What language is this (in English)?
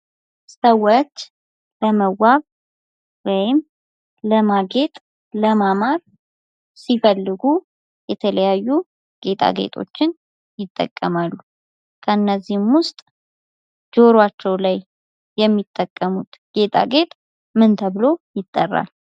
Amharic